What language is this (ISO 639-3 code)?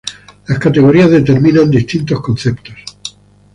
spa